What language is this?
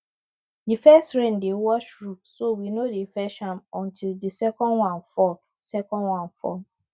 Nigerian Pidgin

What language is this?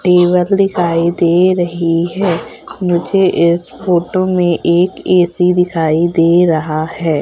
Hindi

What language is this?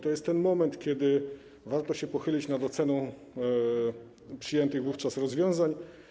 Polish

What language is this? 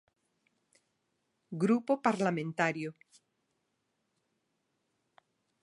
Galician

